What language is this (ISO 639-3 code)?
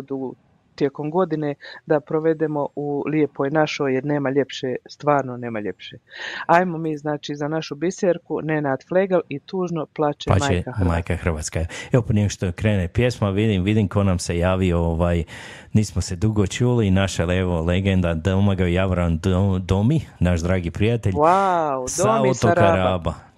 hrv